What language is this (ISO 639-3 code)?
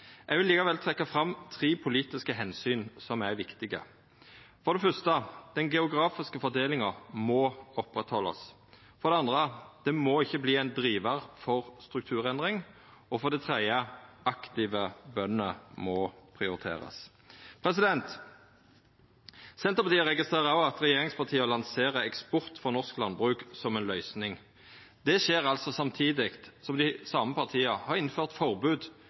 nno